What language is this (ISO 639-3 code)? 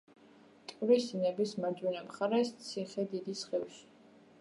kat